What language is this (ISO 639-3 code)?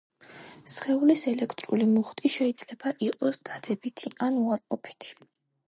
kat